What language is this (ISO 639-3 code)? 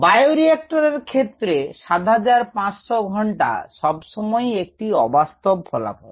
ben